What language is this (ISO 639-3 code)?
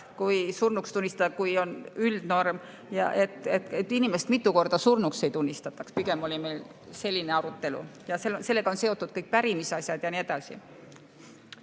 est